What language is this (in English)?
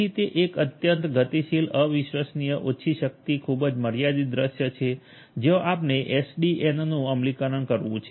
Gujarati